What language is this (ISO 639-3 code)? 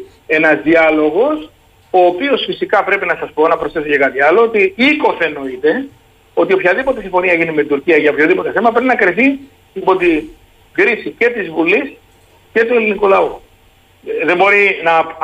ell